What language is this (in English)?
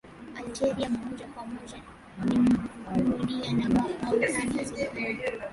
Swahili